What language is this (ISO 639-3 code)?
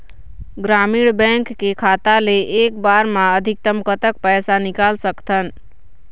hne